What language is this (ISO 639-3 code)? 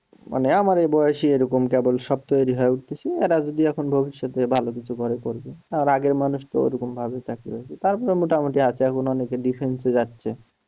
ben